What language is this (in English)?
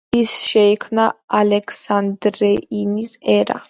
Georgian